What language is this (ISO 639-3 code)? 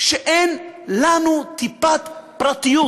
heb